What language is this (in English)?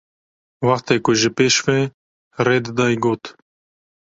Kurdish